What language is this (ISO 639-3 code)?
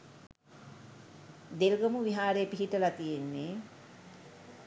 sin